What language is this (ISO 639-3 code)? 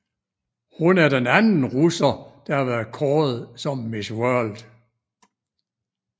dan